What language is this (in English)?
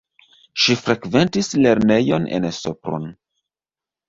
Esperanto